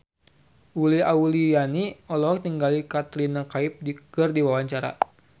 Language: Sundanese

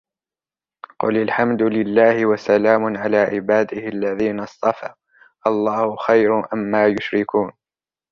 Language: Arabic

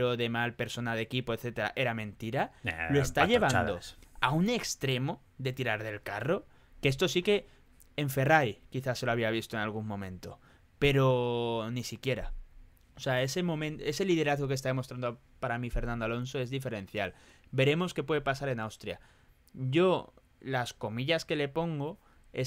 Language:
Spanish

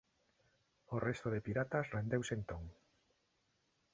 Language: Galician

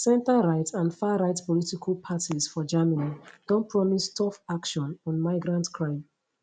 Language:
Nigerian Pidgin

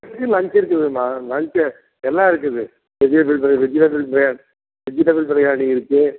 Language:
Tamil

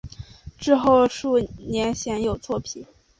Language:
Chinese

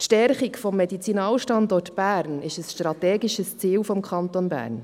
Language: Swiss German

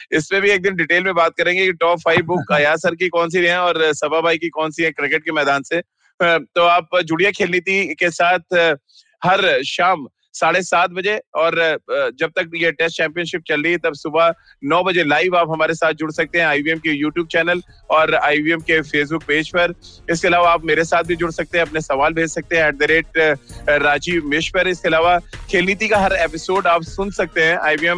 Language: Hindi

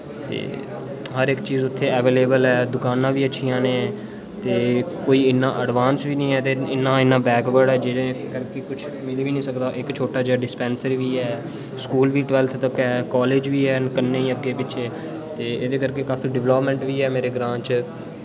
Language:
Dogri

